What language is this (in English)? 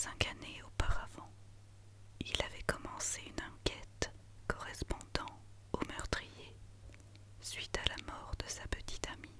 French